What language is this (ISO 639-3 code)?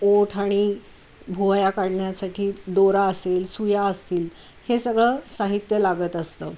mar